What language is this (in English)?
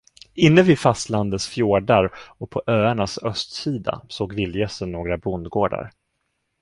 Swedish